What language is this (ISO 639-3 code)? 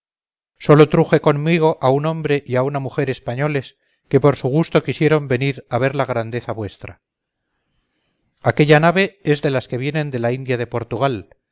spa